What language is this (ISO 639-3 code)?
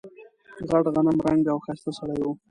pus